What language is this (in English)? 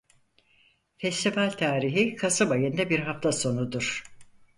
Turkish